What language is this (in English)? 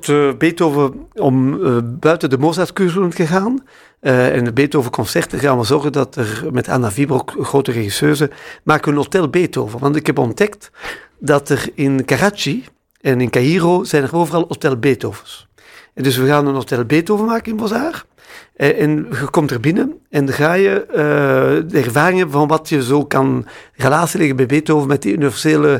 Dutch